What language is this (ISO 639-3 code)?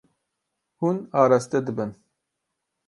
kur